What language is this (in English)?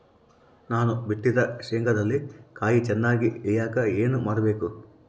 Kannada